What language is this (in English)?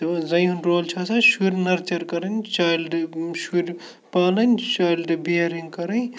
Kashmiri